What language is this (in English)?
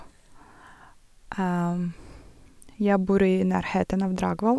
Norwegian